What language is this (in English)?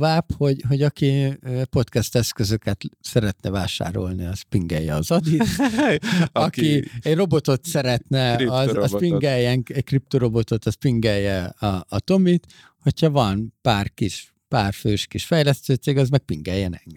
Hungarian